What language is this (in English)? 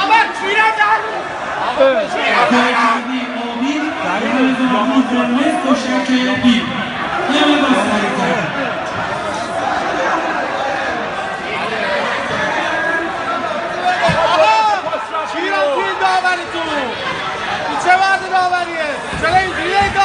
Persian